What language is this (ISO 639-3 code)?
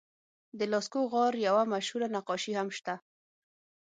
pus